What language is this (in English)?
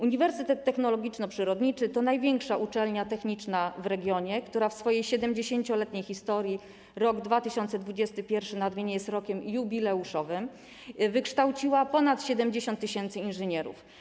Polish